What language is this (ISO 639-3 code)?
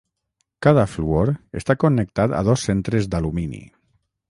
cat